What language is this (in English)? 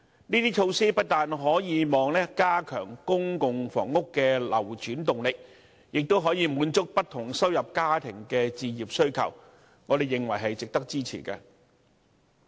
Cantonese